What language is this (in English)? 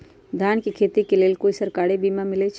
Magahi